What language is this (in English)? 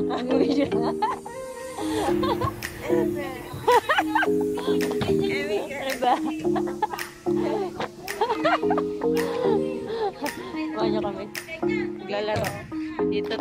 Dutch